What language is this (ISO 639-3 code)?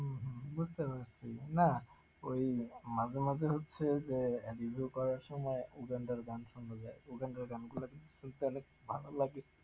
ben